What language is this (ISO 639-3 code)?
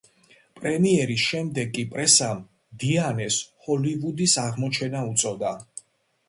kat